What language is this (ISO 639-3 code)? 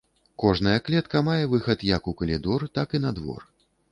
bel